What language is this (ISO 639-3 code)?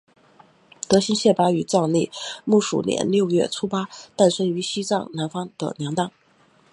zho